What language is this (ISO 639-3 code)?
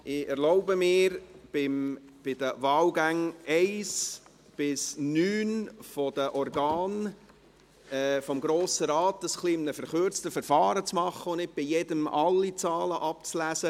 gsw